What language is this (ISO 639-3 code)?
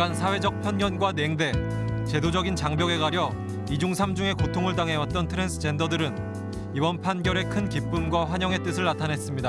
kor